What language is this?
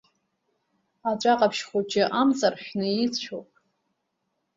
Abkhazian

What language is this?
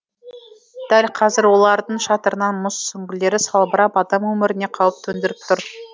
Kazakh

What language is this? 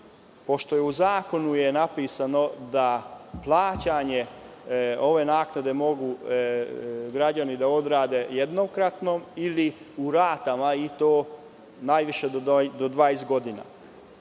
Serbian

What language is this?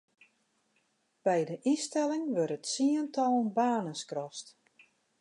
Western Frisian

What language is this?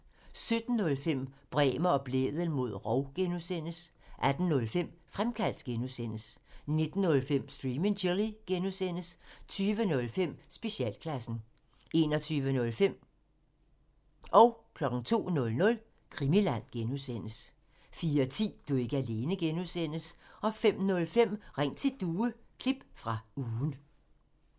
Danish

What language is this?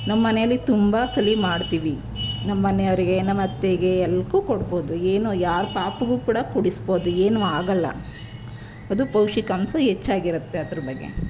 Kannada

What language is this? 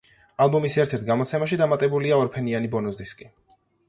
Georgian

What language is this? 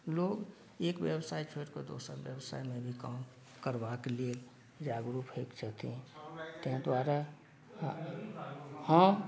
Maithili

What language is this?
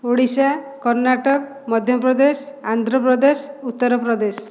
Odia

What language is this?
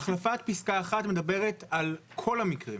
Hebrew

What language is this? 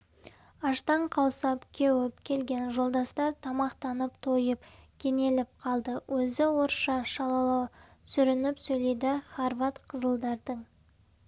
Kazakh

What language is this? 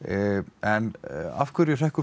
Icelandic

